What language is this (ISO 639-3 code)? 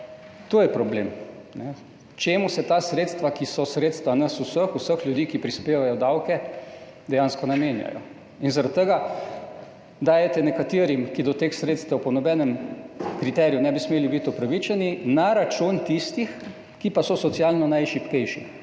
slv